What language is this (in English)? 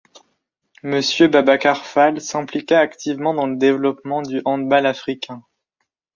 French